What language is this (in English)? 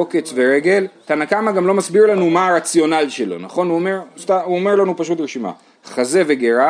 Hebrew